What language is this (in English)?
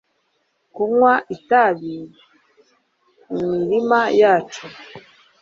Kinyarwanda